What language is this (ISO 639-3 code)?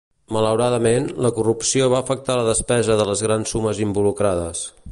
cat